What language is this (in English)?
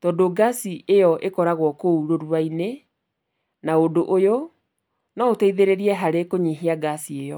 Kikuyu